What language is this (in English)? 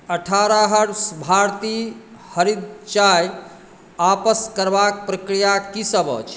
Maithili